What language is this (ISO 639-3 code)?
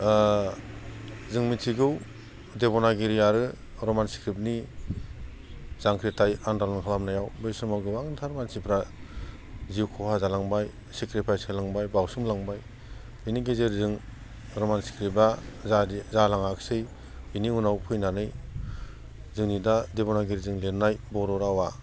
brx